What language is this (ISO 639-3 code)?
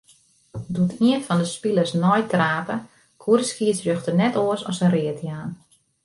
fry